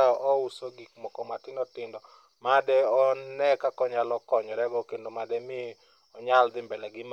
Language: Luo (Kenya and Tanzania)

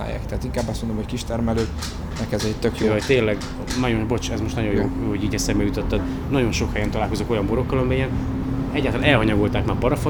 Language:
Hungarian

